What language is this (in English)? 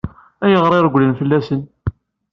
Kabyle